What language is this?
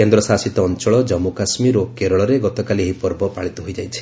Odia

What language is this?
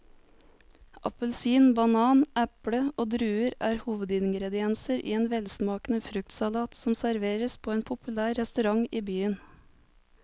Norwegian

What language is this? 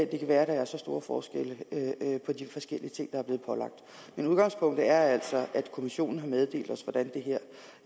Danish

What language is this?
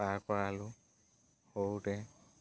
Assamese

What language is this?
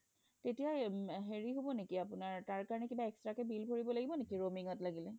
Assamese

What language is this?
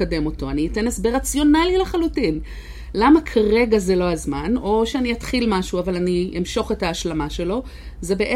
Hebrew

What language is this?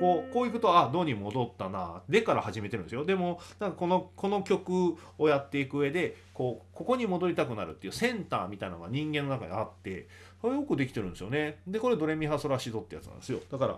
Japanese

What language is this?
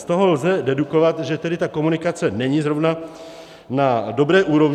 Czech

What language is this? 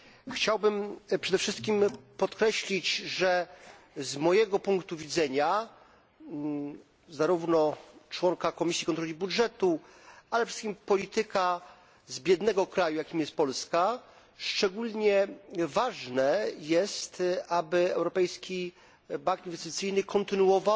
Polish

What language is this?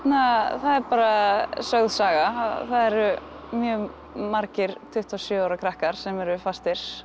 Icelandic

